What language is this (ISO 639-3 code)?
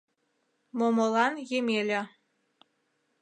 chm